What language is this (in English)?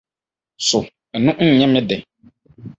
Akan